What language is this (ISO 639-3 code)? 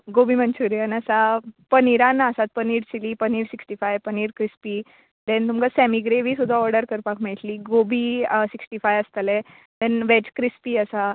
kok